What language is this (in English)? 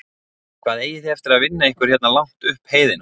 Icelandic